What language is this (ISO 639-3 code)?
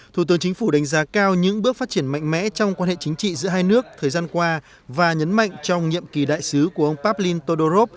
vie